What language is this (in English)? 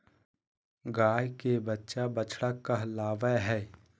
Magahi